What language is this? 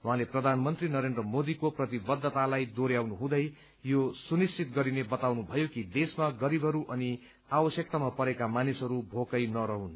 Nepali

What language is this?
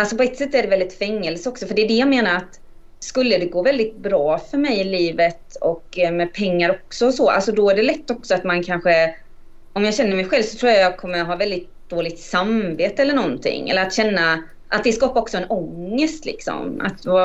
Swedish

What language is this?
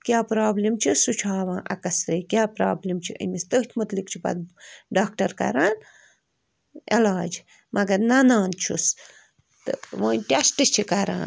Kashmiri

